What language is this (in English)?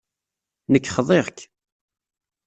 Kabyle